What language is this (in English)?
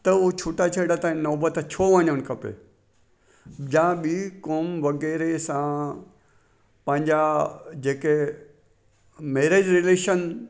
Sindhi